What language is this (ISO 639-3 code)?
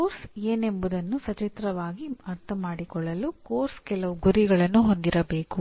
kan